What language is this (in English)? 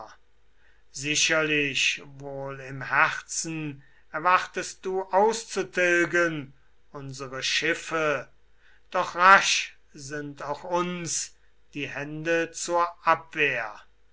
German